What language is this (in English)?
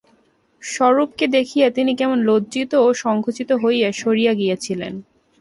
Bangla